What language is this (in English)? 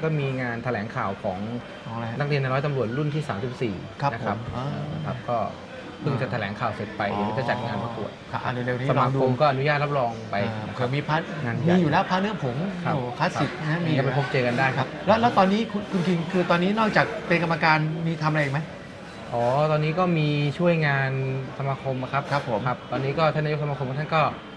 Thai